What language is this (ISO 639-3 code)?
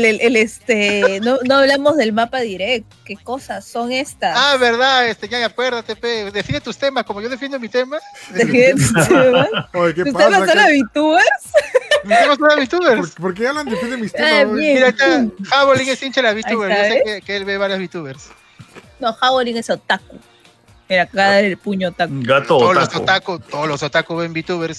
spa